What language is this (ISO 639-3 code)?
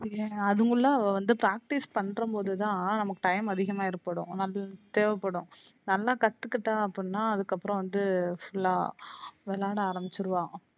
tam